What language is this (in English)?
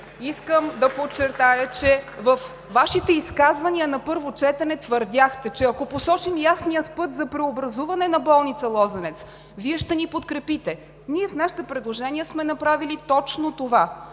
Bulgarian